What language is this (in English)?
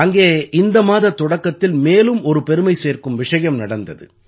Tamil